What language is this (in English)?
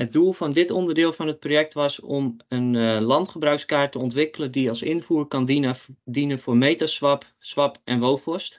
Dutch